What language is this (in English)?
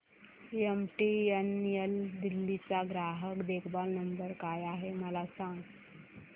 Marathi